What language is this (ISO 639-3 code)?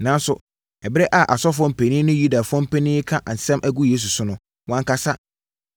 aka